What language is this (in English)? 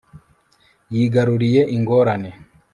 Kinyarwanda